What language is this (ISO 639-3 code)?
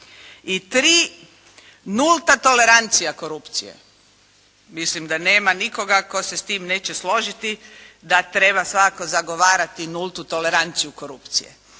hrv